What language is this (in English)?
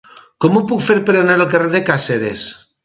Catalan